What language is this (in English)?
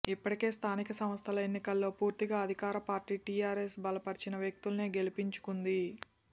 Telugu